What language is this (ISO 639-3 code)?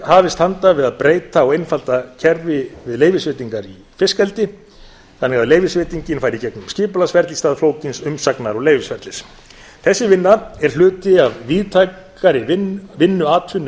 isl